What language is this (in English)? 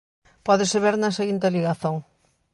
Galician